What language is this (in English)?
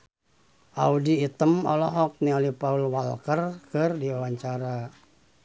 Sundanese